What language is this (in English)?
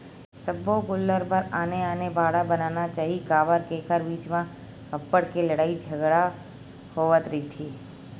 Chhattisgarhi